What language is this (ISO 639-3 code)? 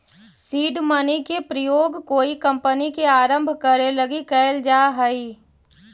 mag